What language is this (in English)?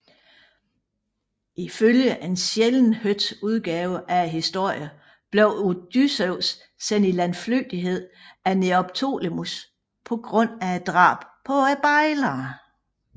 Danish